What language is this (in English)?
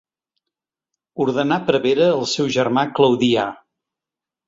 Catalan